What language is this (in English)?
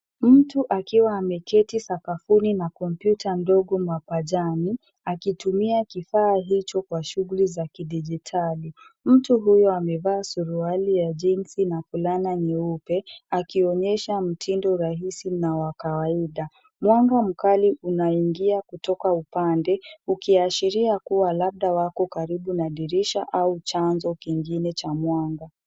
Swahili